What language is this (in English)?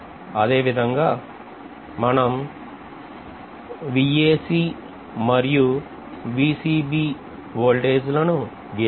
Telugu